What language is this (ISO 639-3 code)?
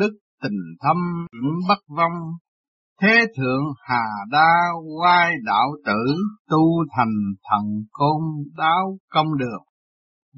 vie